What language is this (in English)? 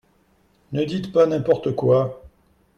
French